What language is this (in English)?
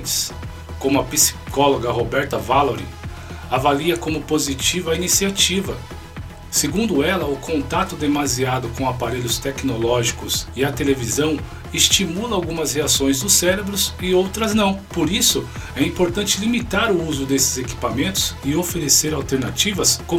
Portuguese